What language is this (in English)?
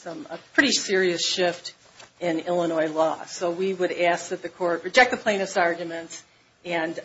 English